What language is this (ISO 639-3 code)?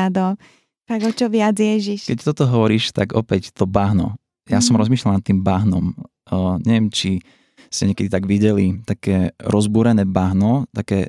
slk